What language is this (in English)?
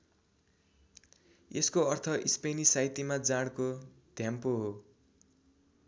Nepali